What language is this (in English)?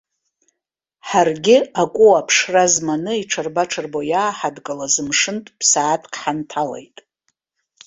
Abkhazian